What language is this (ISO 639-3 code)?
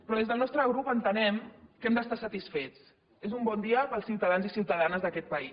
cat